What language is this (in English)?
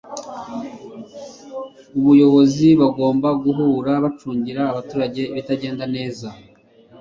Kinyarwanda